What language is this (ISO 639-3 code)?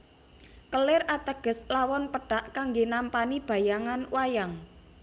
jav